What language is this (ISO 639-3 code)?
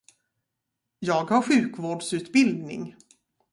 swe